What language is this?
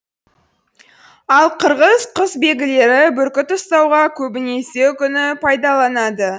Kazakh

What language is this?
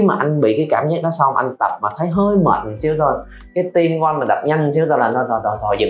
Vietnamese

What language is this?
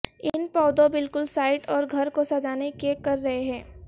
Urdu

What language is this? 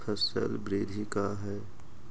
Magahi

